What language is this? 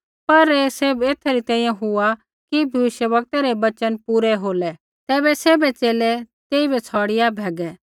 Kullu Pahari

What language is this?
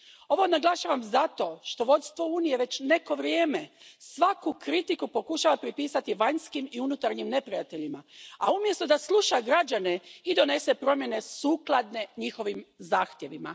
Croatian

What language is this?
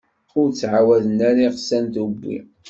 Kabyle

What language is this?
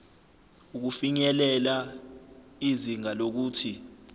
Zulu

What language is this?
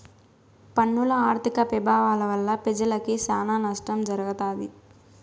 Telugu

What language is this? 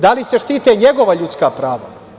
Serbian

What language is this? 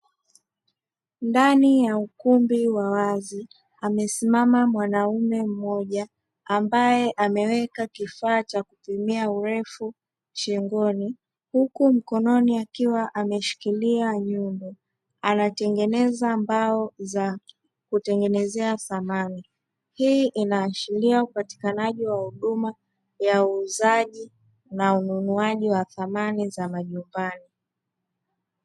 Swahili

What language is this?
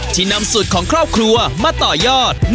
Thai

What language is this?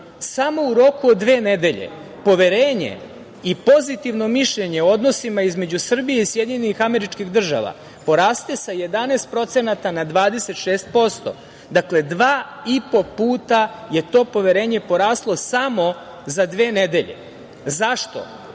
Serbian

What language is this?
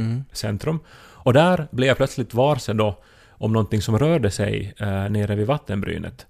Swedish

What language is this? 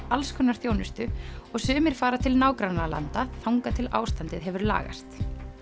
Icelandic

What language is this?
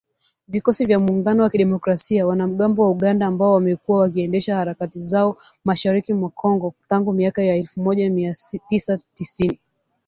Swahili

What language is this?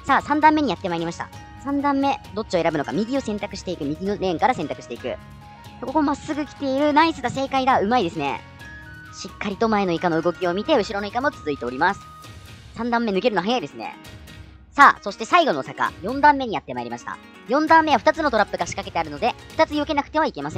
Japanese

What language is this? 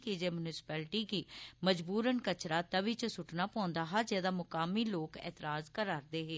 Dogri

